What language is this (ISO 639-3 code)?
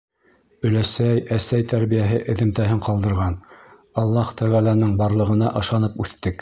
bak